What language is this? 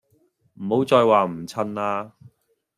Cantonese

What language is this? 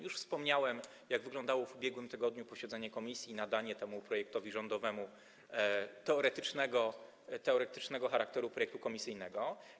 Polish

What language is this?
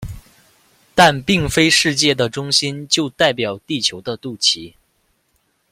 Chinese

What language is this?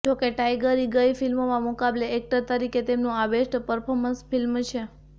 Gujarati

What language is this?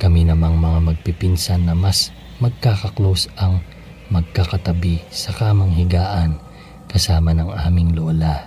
Filipino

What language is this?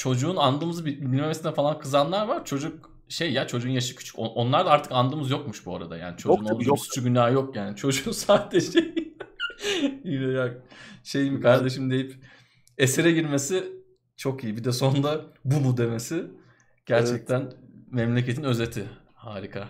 Turkish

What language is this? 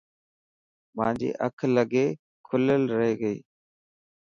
Dhatki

